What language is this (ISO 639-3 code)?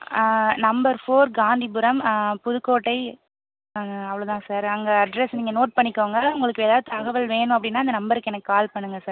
tam